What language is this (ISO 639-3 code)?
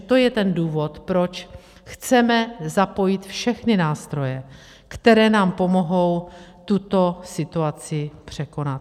ces